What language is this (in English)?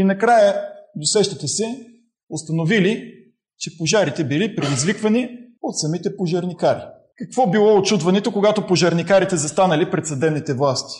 Bulgarian